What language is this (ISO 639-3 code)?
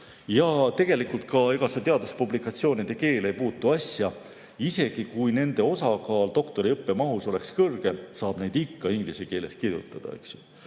est